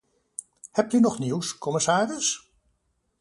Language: Dutch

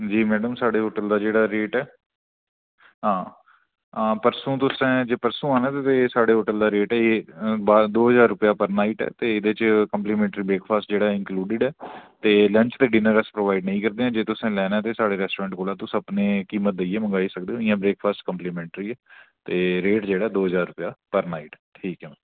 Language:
Dogri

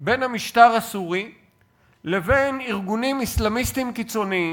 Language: Hebrew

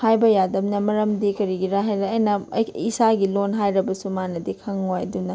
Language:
Manipuri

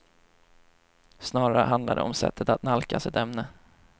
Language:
Swedish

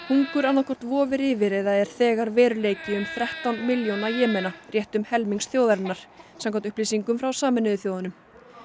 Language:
Icelandic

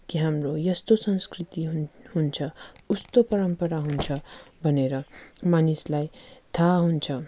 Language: Nepali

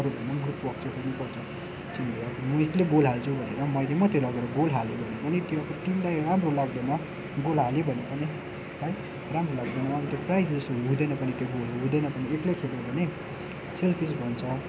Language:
Nepali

